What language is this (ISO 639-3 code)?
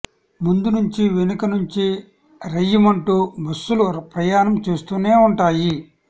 tel